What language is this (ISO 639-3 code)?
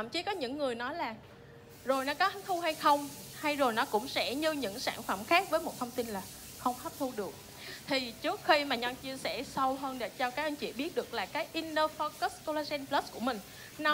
vie